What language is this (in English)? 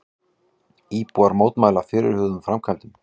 Icelandic